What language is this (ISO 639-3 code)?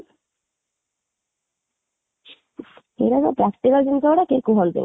ori